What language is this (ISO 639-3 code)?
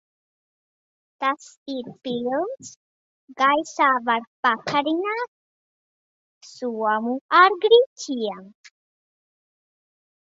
lav